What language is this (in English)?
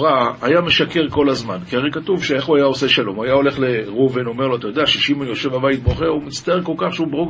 Hebrew